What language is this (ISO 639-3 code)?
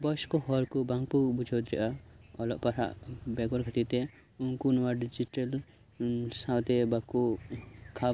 sat